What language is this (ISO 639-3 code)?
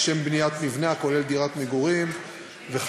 heb